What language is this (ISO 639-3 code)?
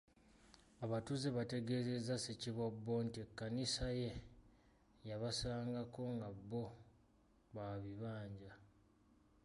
lug